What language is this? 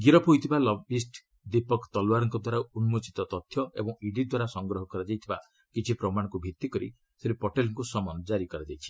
Odia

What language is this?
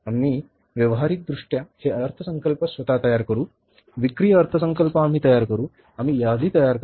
Marathi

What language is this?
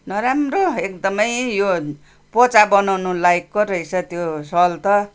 Nepali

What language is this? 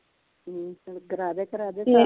Punjabi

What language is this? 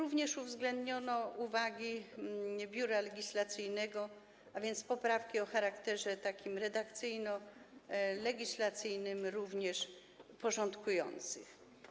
Polish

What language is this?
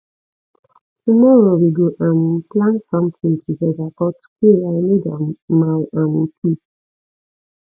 Nigerian Pidgin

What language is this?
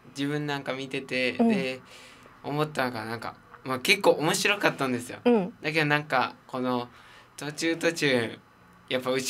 Japanese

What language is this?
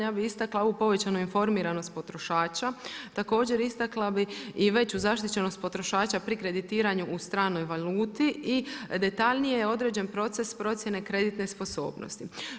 Croatian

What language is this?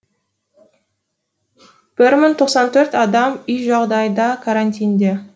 Kazakh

